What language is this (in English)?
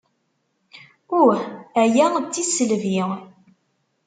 Kabyle